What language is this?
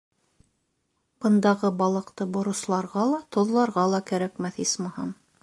Bashkir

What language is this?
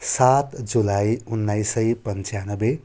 Nepali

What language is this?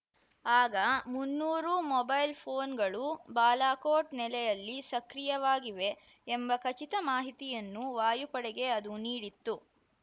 Kannada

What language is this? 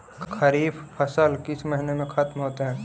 Magahi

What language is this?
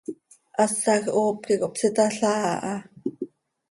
Seri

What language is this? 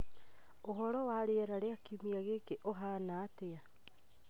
Kikuyu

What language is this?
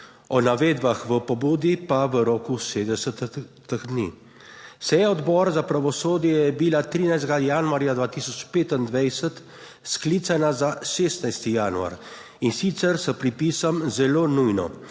Slovenian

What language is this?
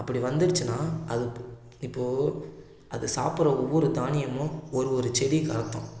Tamil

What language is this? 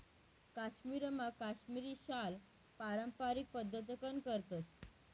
Marathi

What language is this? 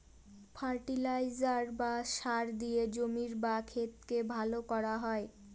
Bangla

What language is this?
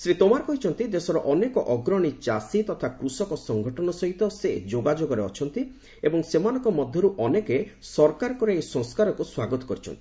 Odia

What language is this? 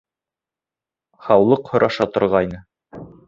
Bashkir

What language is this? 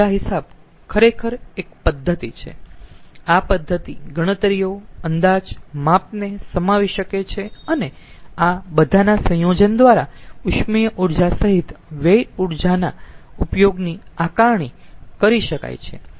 Gujarati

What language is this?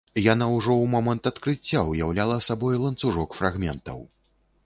Belarusian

